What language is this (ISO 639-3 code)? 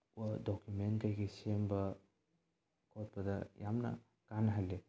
mni